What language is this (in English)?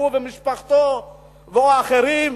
Hebrew